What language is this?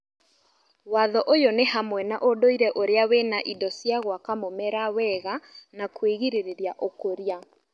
Kikuyu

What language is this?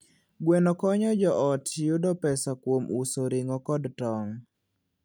Luo (Kenya and Tanzania)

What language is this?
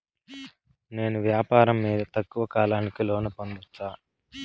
Telugu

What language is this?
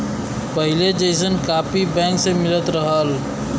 Bhojpuri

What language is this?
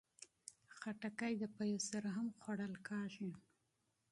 Pashto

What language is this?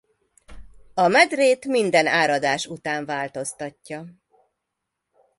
Hungarian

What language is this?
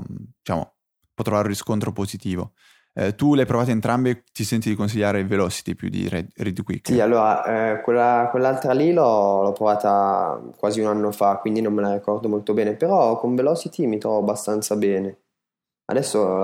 Italian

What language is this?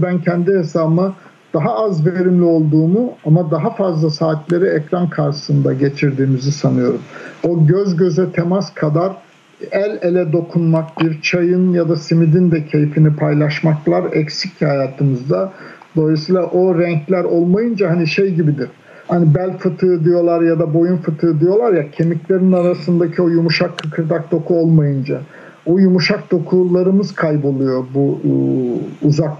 Turkish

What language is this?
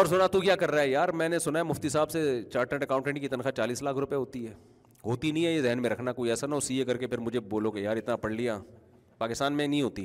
Urdu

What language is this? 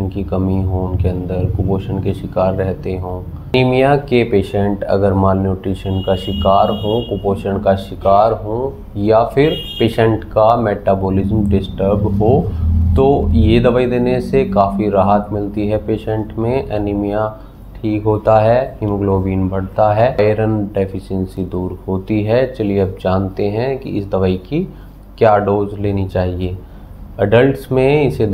Hindi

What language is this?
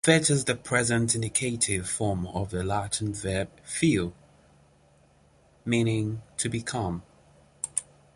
English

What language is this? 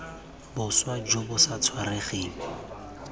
Tswana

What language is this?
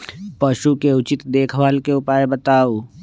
Magahi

